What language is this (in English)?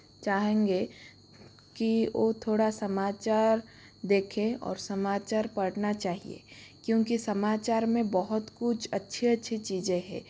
Hindi